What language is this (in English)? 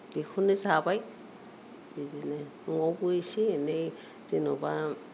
Bodo